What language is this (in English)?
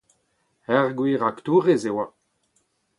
Breton